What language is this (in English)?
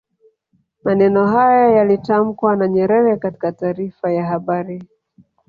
Swahili